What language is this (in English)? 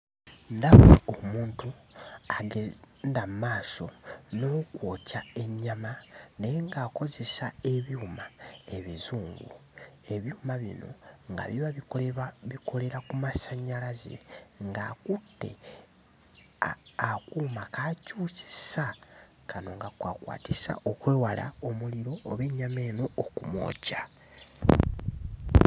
Ganda